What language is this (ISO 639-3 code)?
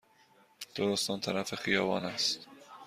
fas